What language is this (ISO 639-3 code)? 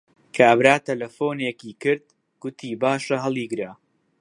ckb